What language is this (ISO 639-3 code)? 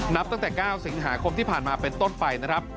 tha